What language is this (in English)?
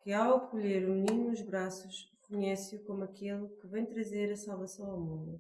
Portuguese